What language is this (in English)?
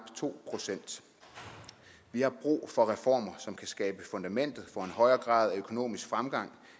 Danish